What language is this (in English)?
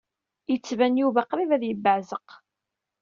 Kabyle